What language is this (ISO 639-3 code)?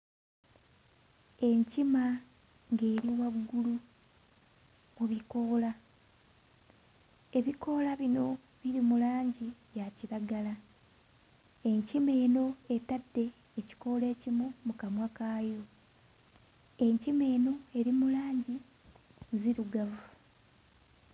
lug